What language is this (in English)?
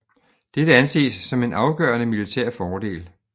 Danish